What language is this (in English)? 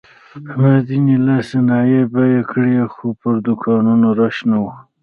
Pashto